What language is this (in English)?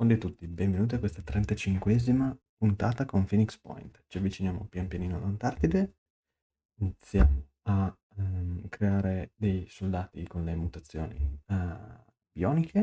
Italian